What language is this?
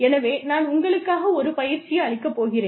Tamil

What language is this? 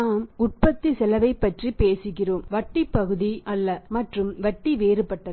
Tamil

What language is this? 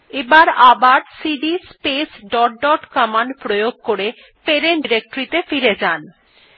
Bangla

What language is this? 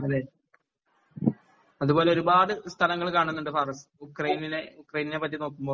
Malayalam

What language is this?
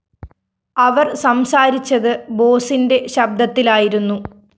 Malayalam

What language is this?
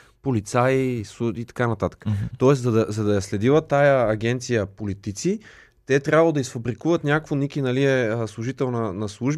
Bulgarian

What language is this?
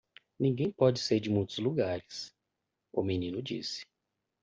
Portuguese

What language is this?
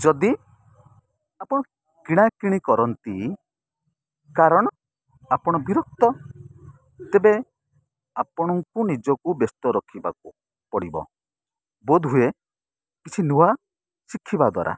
Odia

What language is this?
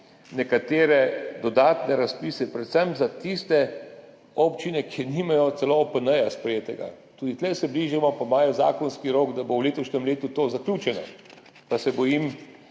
Slovenian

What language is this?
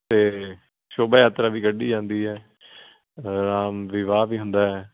Punjabi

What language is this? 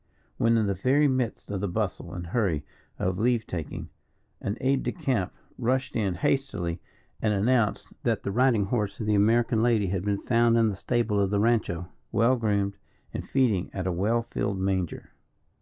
English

